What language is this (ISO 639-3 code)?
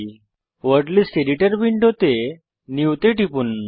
ben